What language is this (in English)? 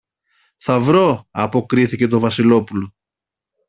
Greek